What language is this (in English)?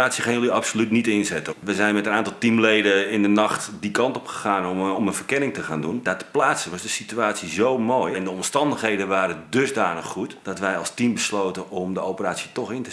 Dutch